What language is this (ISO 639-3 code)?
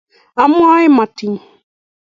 kln